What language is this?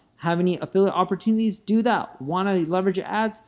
English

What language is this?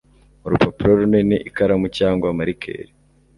Kinyarwanda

